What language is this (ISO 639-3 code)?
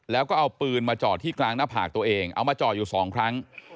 tha